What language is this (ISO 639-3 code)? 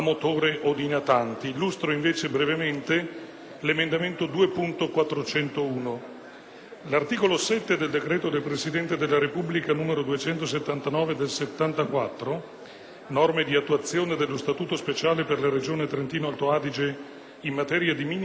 ita